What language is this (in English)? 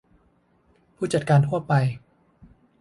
Thai